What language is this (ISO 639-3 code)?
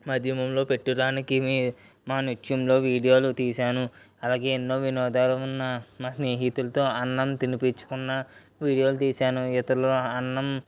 tel